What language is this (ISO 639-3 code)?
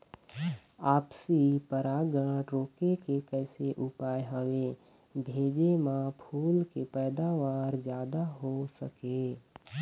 hne